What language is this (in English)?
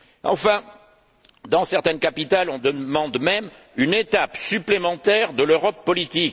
French